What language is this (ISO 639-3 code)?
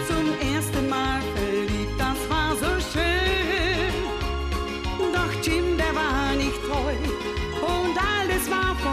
ces